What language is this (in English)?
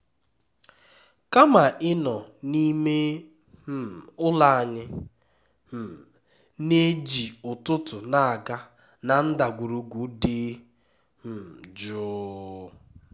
Igbo